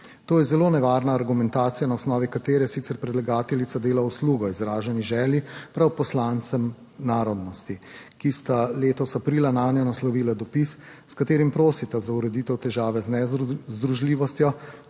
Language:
Slovenian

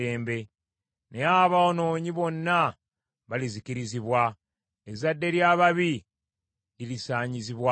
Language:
Ganda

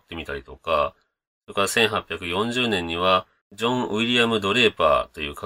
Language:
Japanese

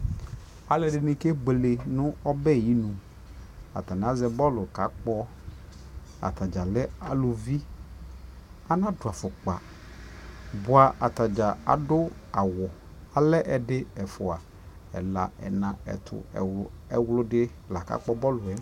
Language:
Ikposo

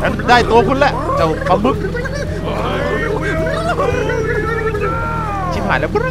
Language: Thai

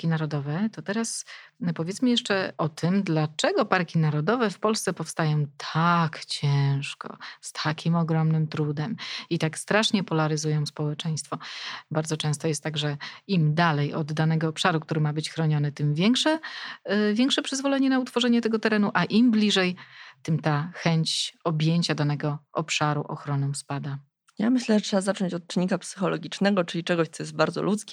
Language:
Polish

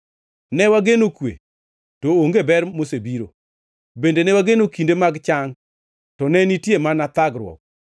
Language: Luo (Kenya and Tanzania)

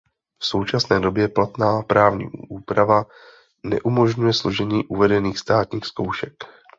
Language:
Czech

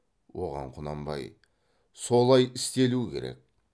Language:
Kazakh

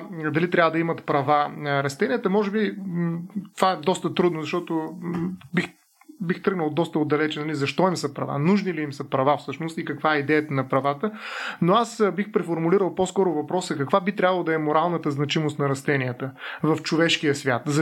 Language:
Bulgarian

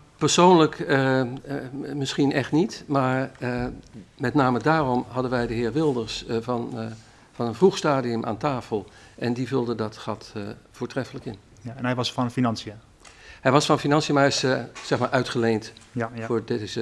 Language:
Dutch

